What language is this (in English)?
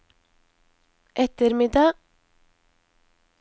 Norwegian